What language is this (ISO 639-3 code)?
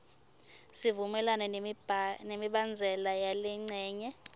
ssw